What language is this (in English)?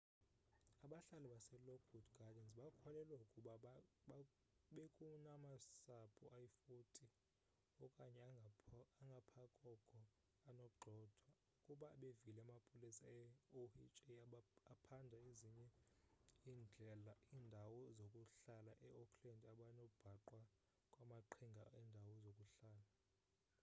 Xhosa